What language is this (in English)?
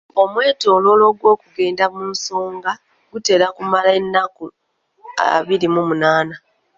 Ganda